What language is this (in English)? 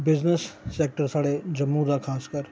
Dogri